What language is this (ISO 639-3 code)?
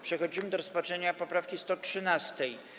pol